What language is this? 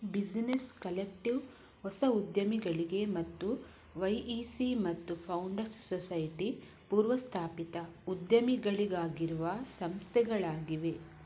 Kannada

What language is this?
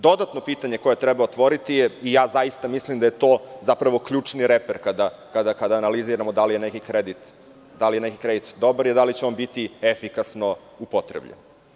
Serbian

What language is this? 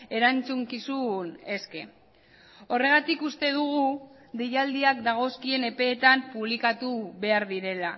Basque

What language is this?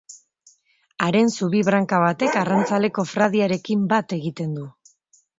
Basque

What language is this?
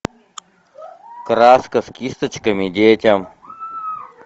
Russian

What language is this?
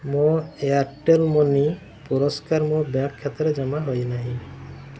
Odia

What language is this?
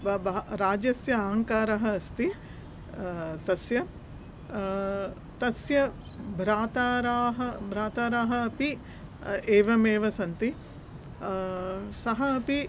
Sanskrit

